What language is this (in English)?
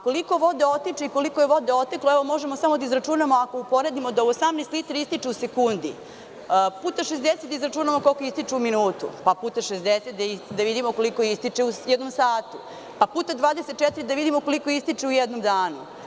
Serbian